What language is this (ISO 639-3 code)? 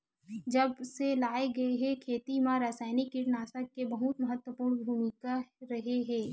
hne